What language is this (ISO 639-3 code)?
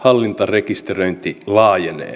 fin